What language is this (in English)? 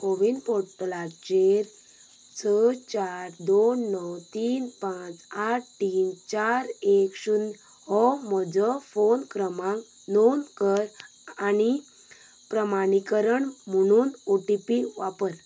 Konkani